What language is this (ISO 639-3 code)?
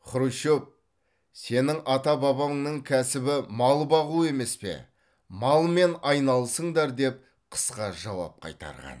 kaz